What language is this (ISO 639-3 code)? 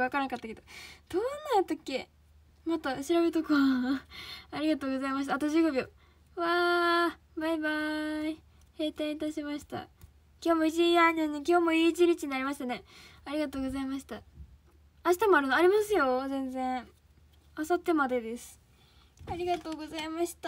jpn